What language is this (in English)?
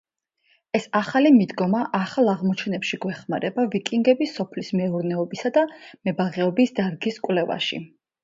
Georgian